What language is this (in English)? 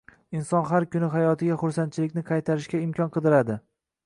Uzbek